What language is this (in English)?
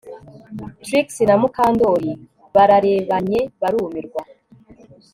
Kinyarwanda